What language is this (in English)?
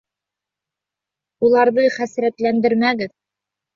Bashkir